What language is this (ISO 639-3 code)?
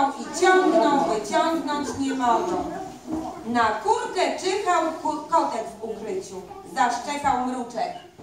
pol